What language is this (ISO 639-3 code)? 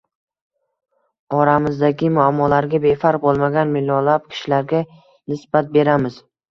uzb